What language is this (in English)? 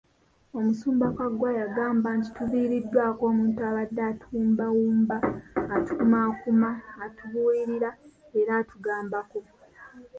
Ganda